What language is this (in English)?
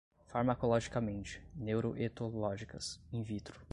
Portuguese